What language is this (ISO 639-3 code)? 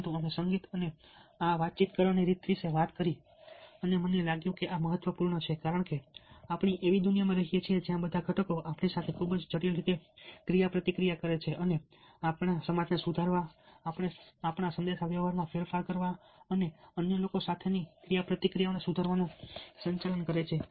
guj